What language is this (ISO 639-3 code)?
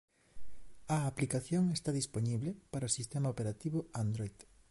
glg